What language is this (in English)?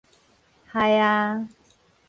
Min Nan Chinese